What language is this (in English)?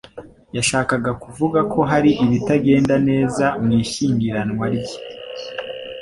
Kinyarwanda